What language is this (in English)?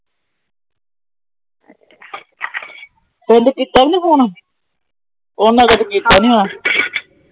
Punjabi